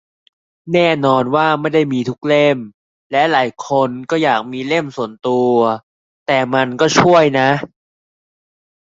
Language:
Thai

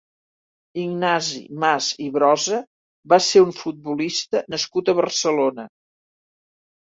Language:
Catalan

